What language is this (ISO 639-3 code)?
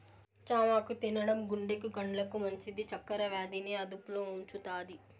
tel